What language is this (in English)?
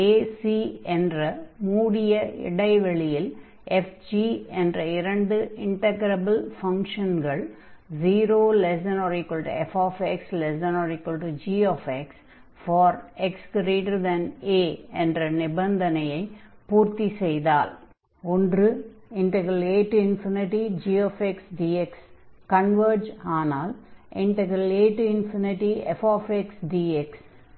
Tamil